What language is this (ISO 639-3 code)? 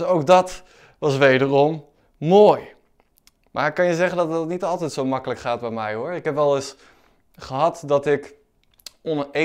nld